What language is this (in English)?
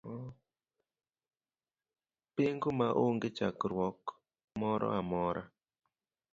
Luo (Kenya and Tanzania)